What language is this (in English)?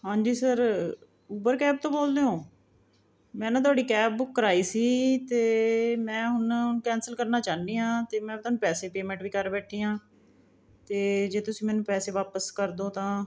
Punjabi